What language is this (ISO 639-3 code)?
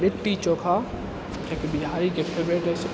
mai